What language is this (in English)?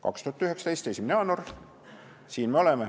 Estonian